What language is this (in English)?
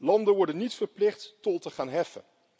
Dutch